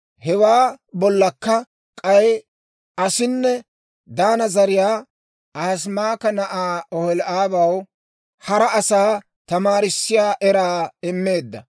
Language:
Dawro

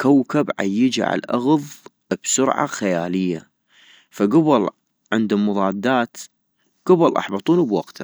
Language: North Mesopotamian Arabic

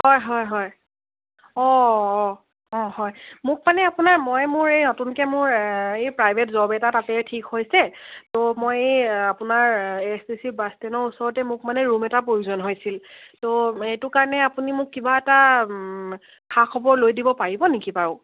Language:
Assamese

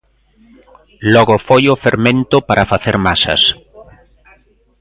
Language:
Galician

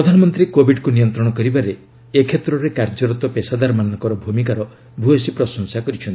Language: Odia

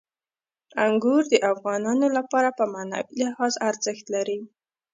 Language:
Pashto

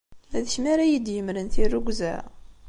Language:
Kabyle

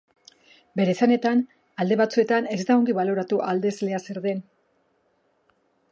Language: Basque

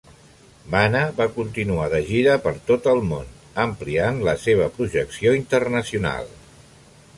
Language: Catalan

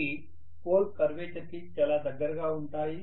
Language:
Telugu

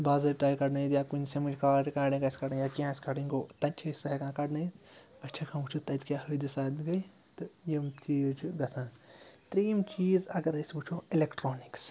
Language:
Kashmiri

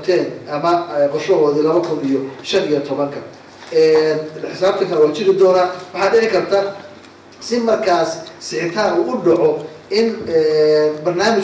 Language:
Arabic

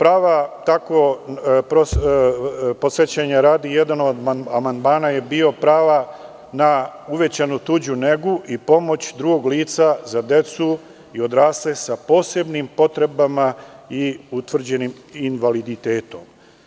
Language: Serbian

